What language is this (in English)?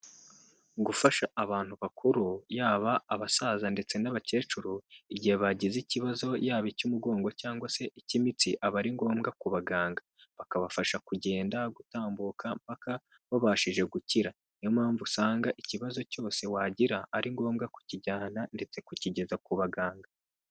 Kinyarwanda